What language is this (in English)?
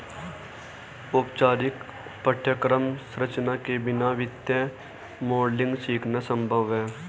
Hindi